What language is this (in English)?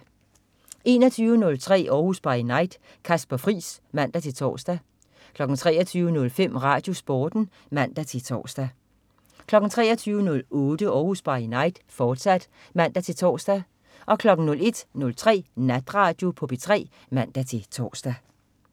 Danish